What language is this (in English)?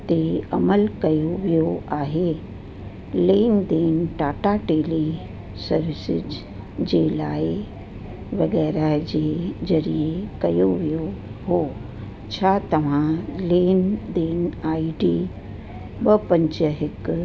Sindhi